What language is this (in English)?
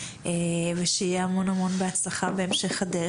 Hebrew